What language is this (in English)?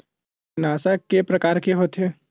Chhattisgarhi